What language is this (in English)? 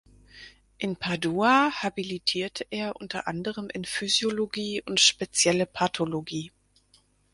German